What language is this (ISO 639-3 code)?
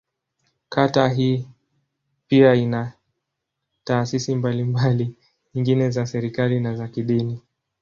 swa